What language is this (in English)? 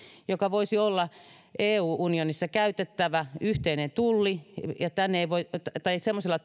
Finnish